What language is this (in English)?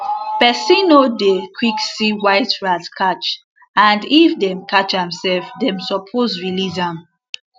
Nigerian Pidgin